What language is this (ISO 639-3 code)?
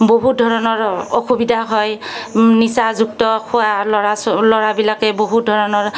asm